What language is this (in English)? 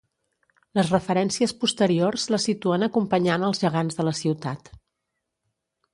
Catalan